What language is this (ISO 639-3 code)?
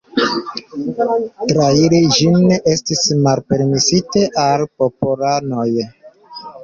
epo